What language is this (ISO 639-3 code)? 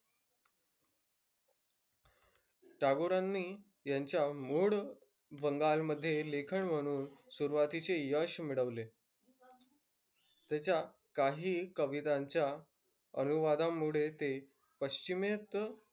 mar